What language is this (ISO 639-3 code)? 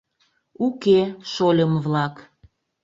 chm